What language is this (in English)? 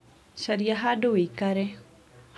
Kikuyu